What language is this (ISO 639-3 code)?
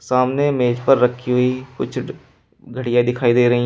hin